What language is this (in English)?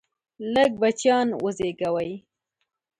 Pashto